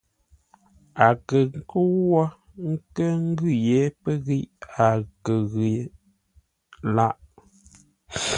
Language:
Ngombale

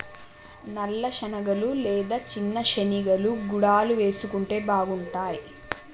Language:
Telugu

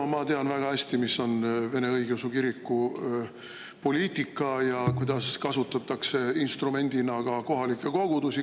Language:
Estonian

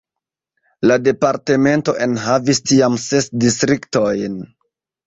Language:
Esperanto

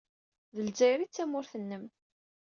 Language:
Kabyle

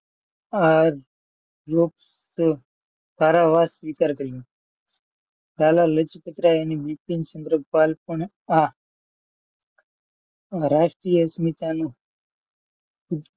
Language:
Gujarati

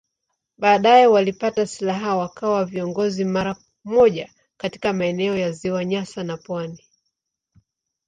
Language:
Swahili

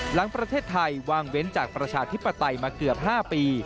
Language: Thai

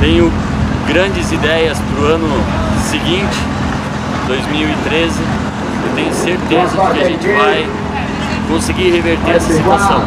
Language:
Portuguese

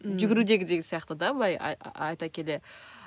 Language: Kazakh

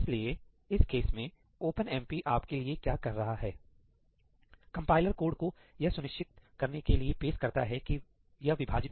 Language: Hindi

